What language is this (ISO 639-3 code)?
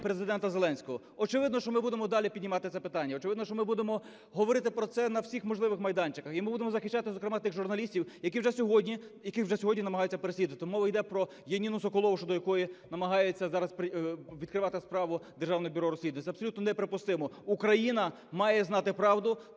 ukr